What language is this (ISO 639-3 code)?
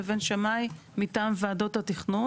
heb